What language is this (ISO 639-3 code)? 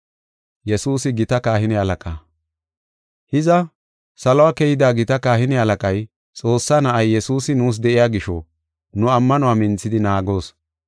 gof